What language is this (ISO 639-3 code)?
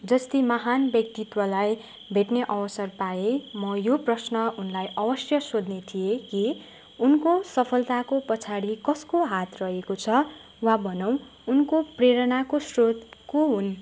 nep